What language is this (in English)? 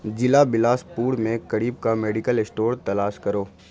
Urdu